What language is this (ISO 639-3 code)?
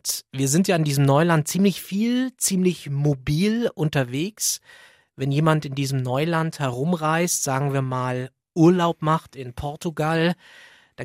deu